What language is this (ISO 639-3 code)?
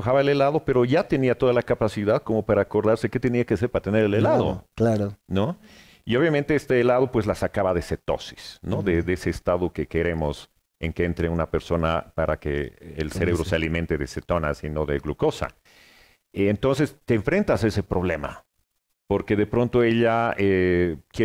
spa